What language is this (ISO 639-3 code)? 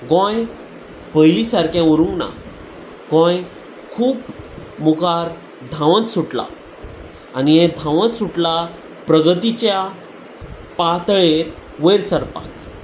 kok